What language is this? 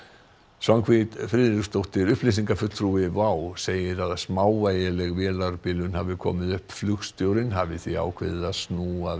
Icelandic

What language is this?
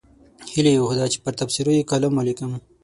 Pashto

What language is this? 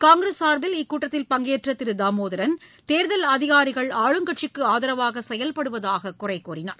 Tamil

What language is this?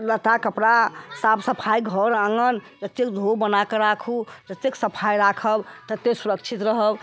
Maithili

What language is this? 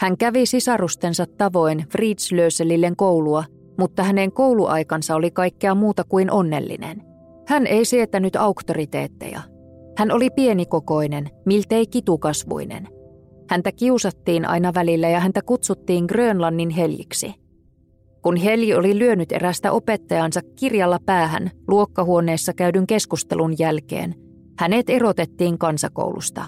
Finnish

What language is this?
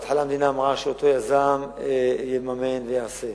Hebrew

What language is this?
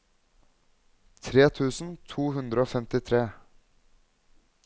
Norwegian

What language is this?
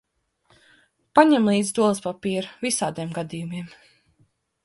Latvian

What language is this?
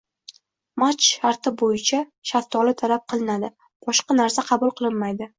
Uzbek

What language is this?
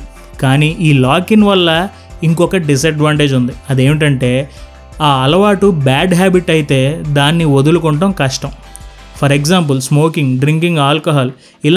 Telugu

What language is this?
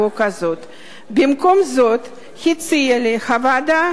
Hebrew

